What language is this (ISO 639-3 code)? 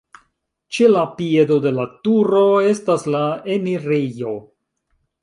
epo